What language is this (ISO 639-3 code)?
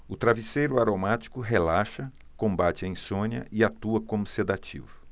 por